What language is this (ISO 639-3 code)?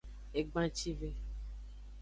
ajg